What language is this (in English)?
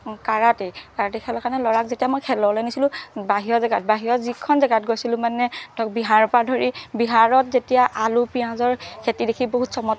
Assamese